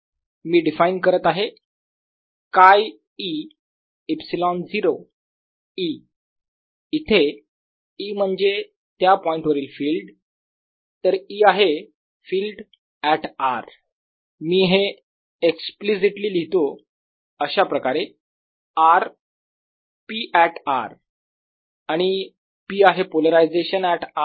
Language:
Marathi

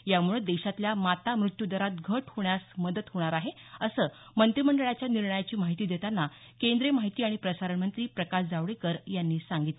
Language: Marathi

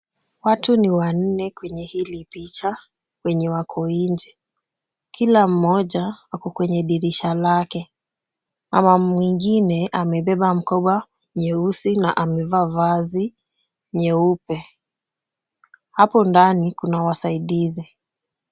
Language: Swahili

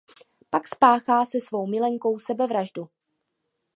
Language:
Czech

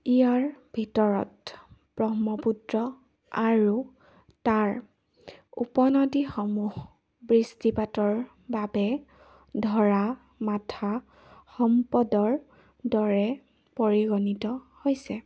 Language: Assamese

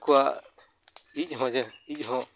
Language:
Santali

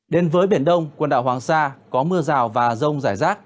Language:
Vietnamese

